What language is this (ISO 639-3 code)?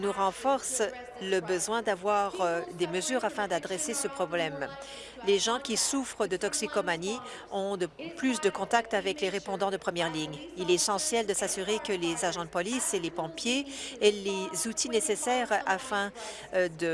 fra